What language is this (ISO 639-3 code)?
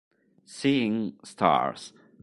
ita